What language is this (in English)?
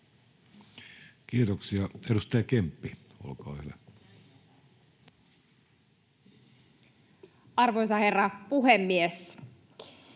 Finnish